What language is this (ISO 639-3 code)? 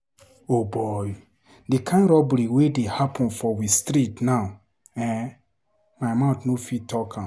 pcm